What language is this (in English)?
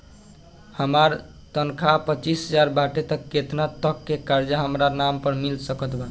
Bhojpuri